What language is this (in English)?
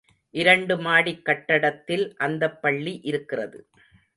Tamil